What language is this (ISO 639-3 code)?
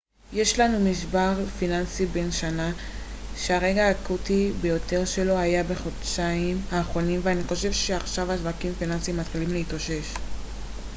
heb